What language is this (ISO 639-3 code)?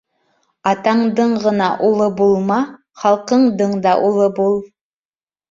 bak